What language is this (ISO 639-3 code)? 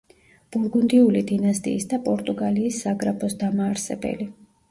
kat